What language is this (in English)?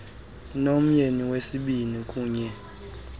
Xhosa